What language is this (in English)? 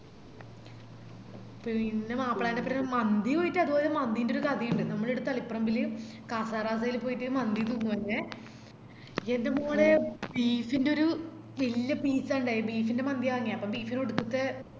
Malayalam